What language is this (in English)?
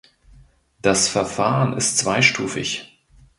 German